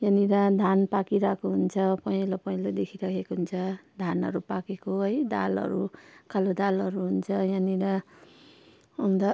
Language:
Nepali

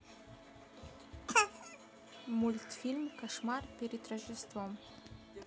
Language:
Russian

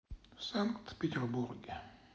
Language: Russian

